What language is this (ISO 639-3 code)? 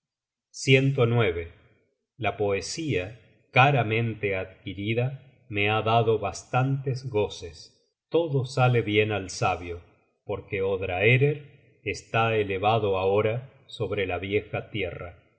spa